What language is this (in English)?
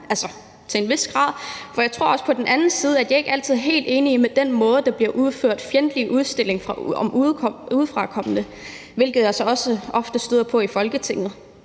Danish